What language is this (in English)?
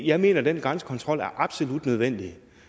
Danish